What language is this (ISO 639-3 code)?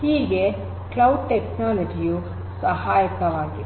kan